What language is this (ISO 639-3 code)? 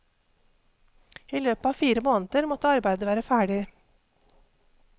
nor